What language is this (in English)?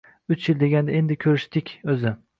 Uzbek